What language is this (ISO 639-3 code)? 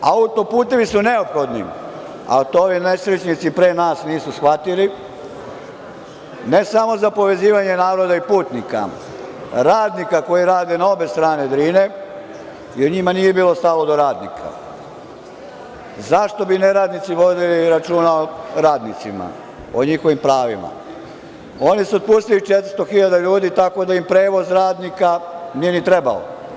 srp